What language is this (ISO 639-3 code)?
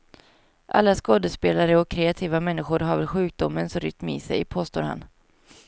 swe